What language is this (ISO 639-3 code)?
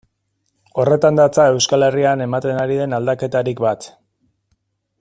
eus